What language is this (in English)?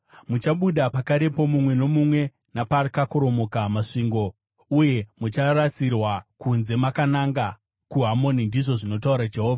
Shona